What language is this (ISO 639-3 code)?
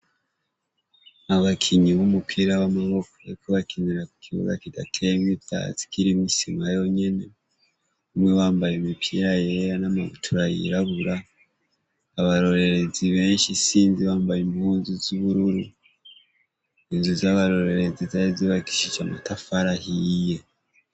run